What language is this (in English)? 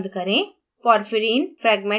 Hindi